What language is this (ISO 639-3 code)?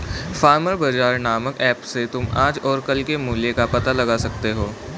hin